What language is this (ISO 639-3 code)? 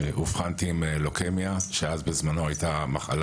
heb